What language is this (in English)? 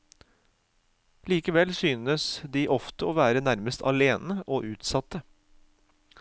Norwegian